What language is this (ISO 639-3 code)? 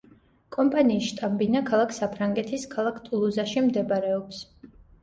kat